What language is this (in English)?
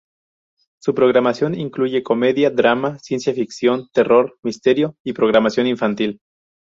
Spanish